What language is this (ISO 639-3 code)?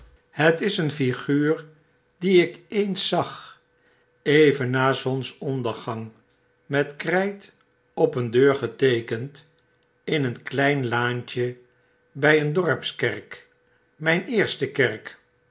nld